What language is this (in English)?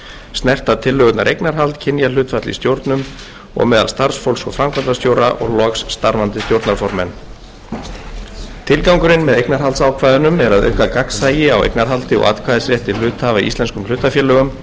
Icelandic